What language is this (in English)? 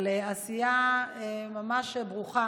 Hebrew